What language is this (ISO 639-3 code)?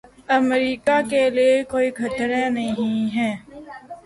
urd